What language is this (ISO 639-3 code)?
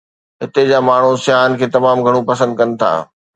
snd